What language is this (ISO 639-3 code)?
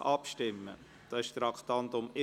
gsw